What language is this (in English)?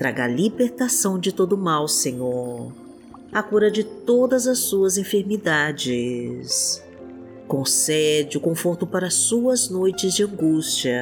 Portuguese